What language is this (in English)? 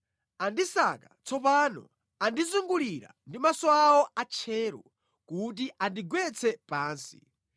Nyanja